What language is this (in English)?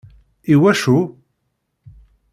Kabyle